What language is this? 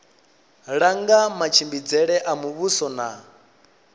Venda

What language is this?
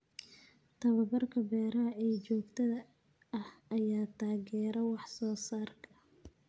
Somali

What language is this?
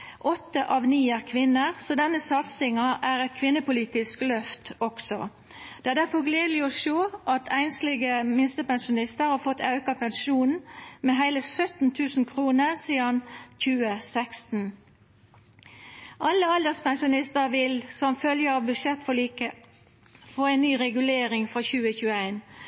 Norwegian Nynorsk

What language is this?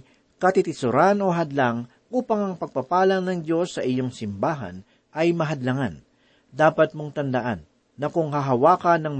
Filipino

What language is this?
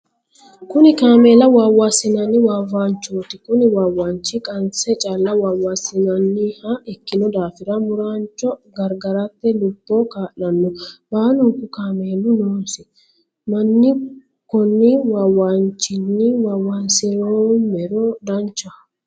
Sidamo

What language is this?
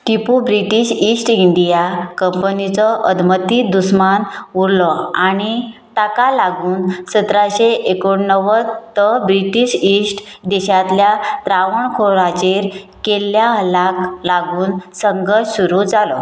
Konkani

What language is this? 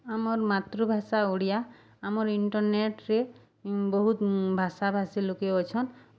Odia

